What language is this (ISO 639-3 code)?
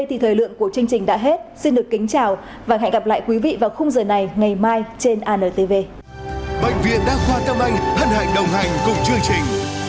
vie